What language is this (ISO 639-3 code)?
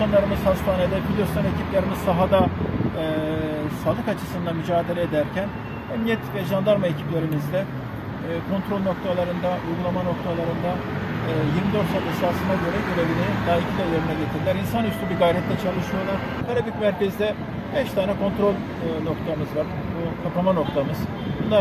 tur